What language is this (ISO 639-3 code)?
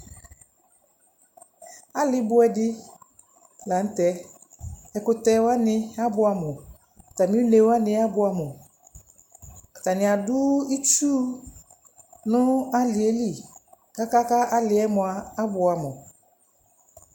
kpo